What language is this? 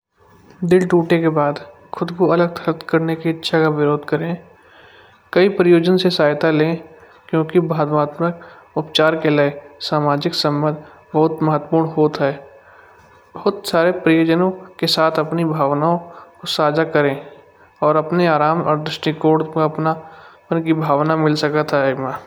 Kanauji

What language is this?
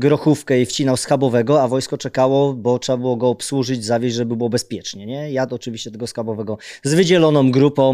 Polish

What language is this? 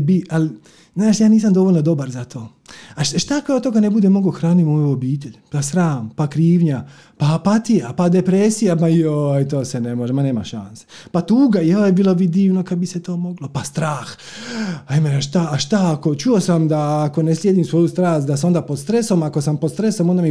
Croatian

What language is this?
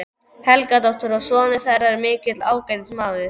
Icelandic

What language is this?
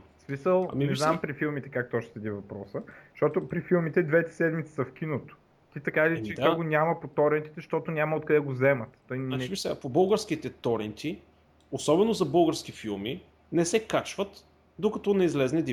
Bulgarian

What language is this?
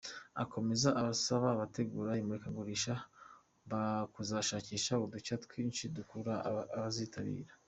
Kinyarwanda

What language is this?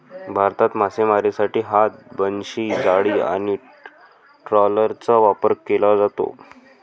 Marathi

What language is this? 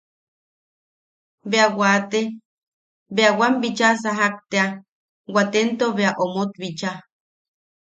Yaqui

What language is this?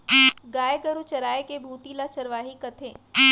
Chhattisgarhi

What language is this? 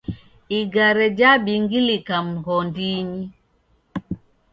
Taita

